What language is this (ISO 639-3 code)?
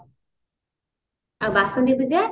ori